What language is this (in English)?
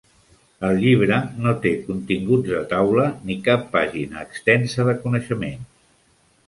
Catalan